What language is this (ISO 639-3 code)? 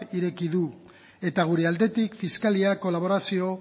eus